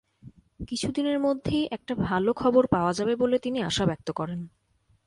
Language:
Bangla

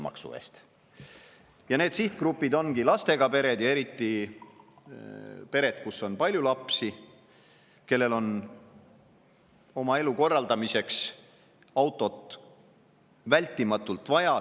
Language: Estonian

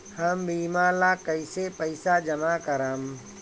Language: Bhojpuri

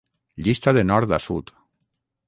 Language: Catalan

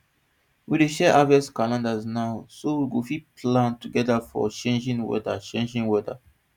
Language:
Nigerian Pidgin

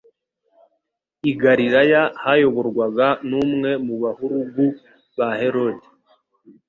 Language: Kinyarwanda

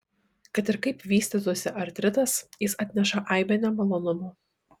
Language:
Lithuanian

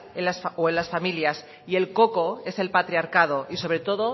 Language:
Spanish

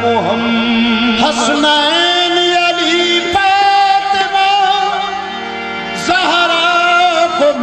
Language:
Arabic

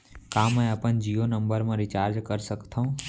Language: Chhattisgarhi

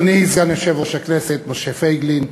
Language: Hebrew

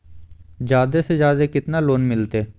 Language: Magahi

